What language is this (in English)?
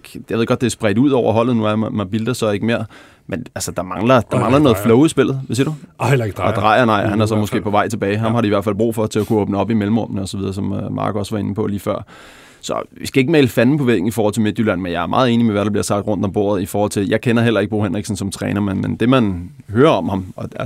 Danish